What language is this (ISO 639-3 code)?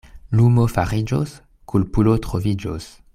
epo